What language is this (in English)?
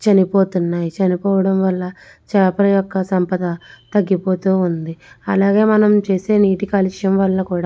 Telugu